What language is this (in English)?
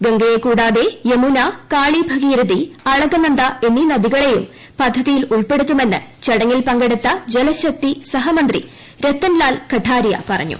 Malayalam